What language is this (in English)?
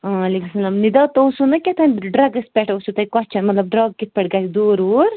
Kashmiri